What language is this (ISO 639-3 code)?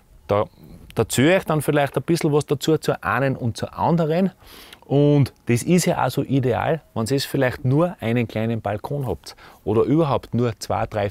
deu